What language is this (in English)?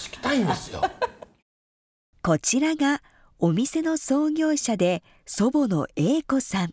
Japanese